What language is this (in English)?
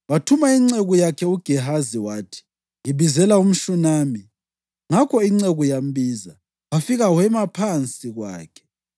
North Ndebele